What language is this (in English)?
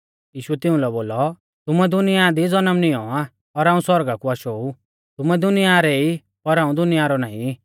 Mahasu Pahari